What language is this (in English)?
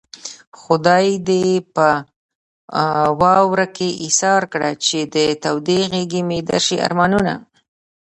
Pashto